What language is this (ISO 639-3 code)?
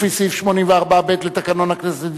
heb